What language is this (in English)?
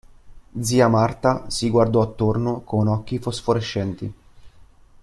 Italian